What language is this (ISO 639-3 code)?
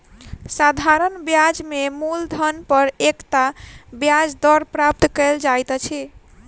mai